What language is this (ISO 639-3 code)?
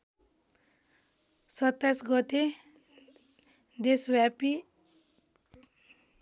nep